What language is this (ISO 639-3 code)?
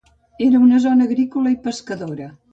cat